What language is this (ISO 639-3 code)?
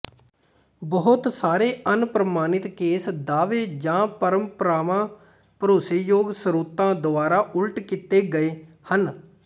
pan